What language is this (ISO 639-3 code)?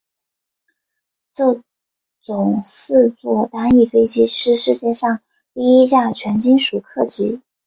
zho